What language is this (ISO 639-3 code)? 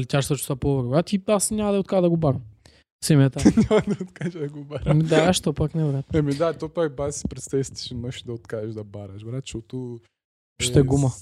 bul